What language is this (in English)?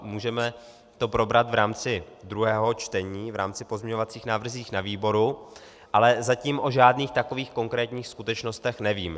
Czech